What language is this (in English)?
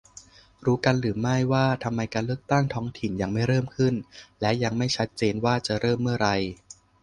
Thai